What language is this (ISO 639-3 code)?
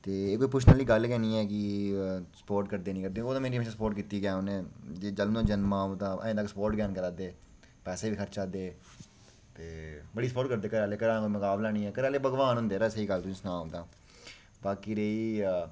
doi